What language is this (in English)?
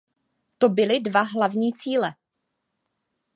Czech